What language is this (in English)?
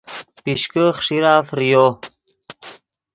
Yidgha